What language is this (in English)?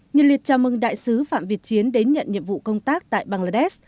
Vietnamese